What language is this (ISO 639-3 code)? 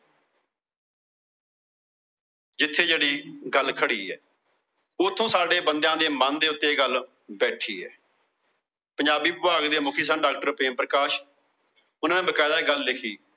pan